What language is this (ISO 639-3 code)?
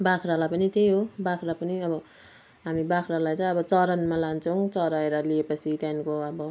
nep